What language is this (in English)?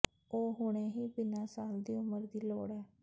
Punjabi